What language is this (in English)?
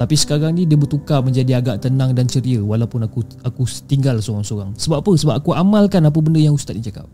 Malay